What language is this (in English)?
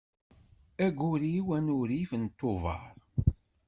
Kabyle